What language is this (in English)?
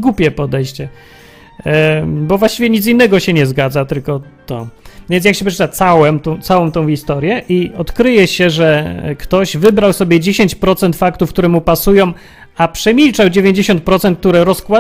Polish